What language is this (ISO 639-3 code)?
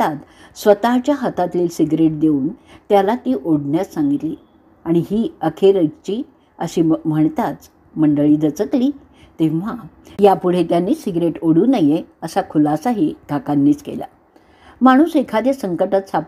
mar